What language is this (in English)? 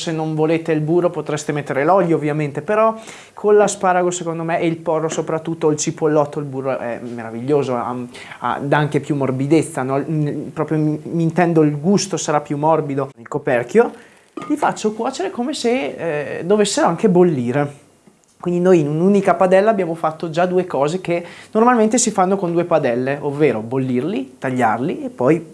Italian